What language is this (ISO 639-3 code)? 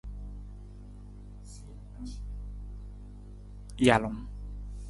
nmz